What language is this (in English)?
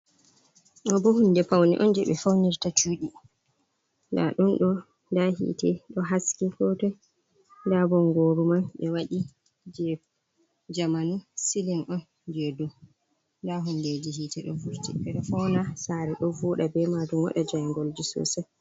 Fula